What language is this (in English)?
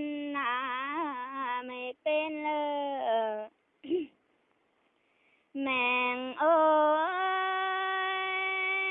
Indonesian